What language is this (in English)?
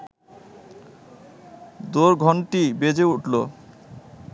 Bangla